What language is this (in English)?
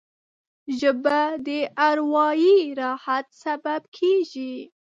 Pashto